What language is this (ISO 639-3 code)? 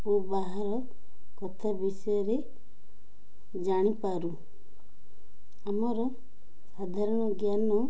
ori